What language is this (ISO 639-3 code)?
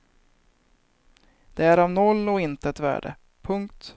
swe